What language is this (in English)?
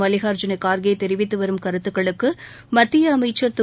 Tamil